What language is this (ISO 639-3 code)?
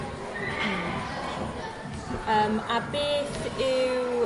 cym